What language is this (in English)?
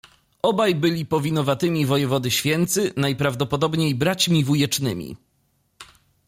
Polish